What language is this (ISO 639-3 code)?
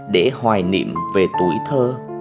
vie